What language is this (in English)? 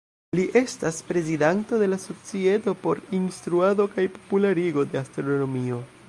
Esperanto